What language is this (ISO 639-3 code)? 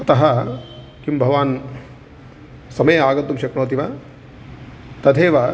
san